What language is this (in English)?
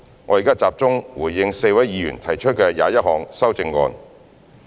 Cantonese